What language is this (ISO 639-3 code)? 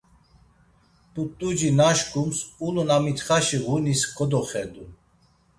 lzz